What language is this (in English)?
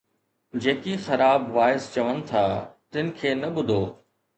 Sindhi